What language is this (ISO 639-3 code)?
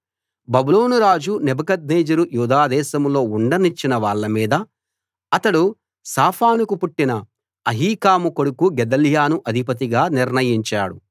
tel